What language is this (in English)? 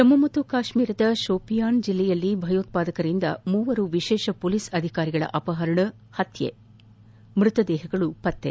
Kannada